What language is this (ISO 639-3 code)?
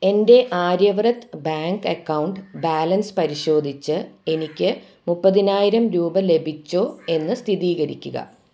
mal